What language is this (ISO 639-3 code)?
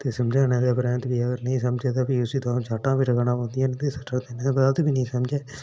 doi